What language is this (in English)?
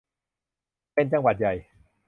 Thai